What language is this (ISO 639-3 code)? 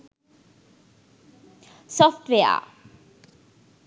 sin